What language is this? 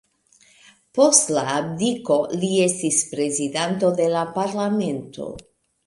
Esperanto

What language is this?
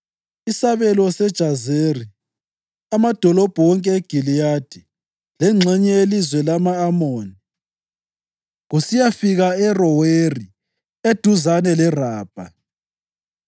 North Ndebele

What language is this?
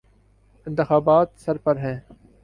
Urdu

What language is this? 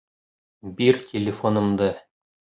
Bashkir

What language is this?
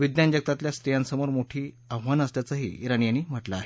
Marathi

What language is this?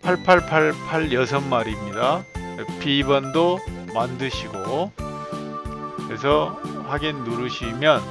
Korean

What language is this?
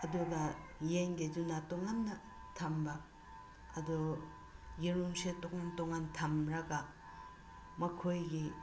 Manipuri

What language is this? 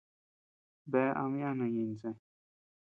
Tepeuxila Cuicatec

